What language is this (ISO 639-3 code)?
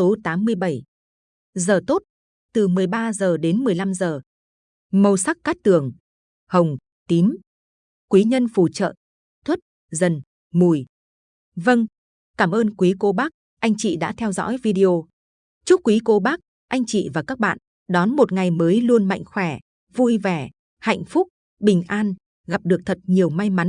vie